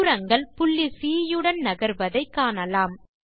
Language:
Tamil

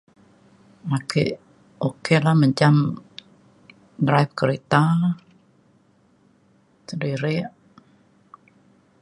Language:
Mainstream Kenyah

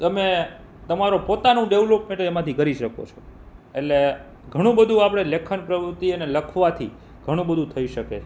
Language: Gujarati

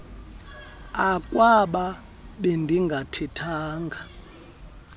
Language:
Xhosa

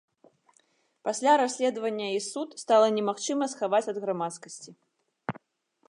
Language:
Belarusian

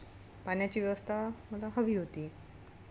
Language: Marathi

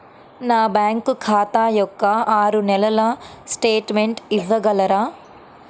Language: Telugu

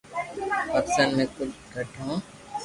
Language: Loarki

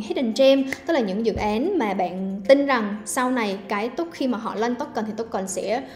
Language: Vietnamese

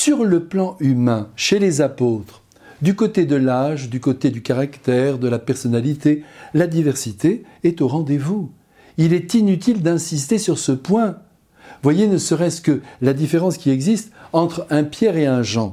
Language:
French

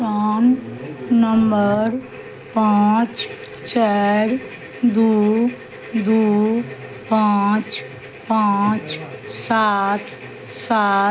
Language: Maithili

